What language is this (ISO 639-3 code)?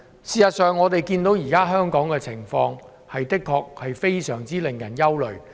yue